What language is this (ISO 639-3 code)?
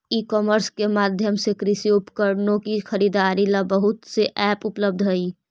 mag